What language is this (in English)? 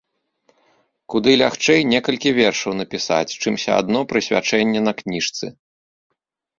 Belarusian